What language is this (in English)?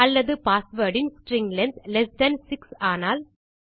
Tamil